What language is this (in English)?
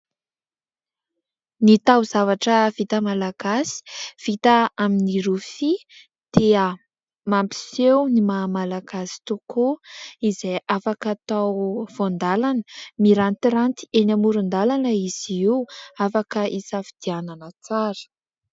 Malagasy